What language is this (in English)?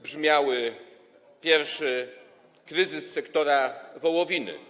Polish